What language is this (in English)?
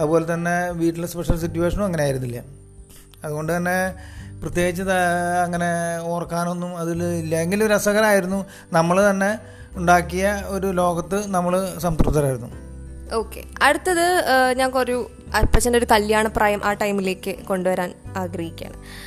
Malayalam